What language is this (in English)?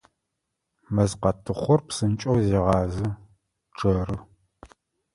Adyghe